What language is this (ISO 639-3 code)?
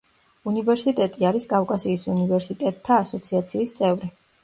kat